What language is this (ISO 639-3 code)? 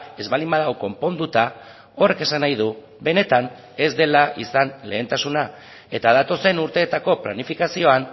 eus